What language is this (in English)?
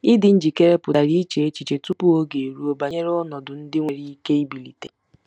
Igbo